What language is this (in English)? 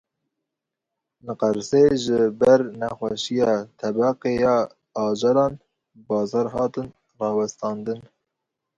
Kurdish